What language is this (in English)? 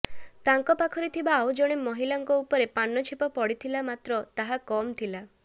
Odia